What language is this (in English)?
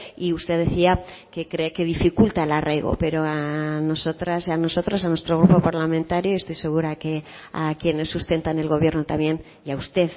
Spanish